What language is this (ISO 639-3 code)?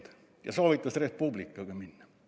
est